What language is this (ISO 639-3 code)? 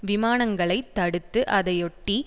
tam